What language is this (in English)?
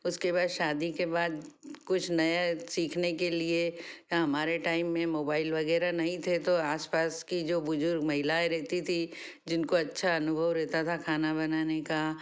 Hindi